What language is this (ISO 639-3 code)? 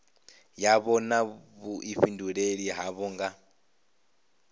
ven